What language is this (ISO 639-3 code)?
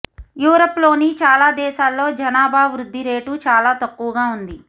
tel